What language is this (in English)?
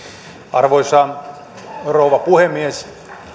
Finnish